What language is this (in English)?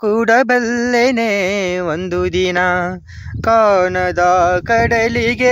Arabic